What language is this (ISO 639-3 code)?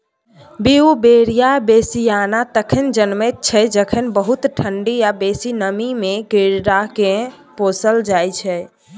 mai